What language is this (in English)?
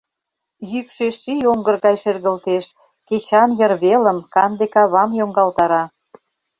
Mari